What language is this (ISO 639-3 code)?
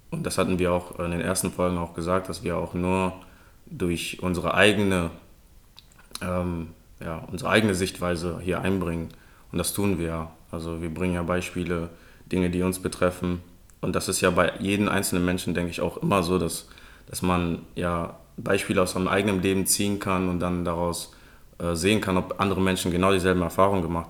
deu